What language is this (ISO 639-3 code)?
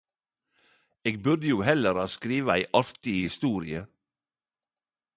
nno